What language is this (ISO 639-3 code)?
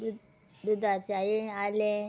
kok